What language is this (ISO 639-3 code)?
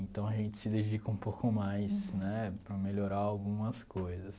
por